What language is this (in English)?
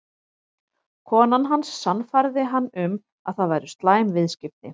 Icelandic